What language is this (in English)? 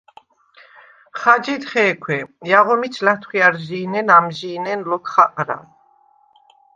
Svan